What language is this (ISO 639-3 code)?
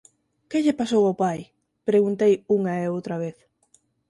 glg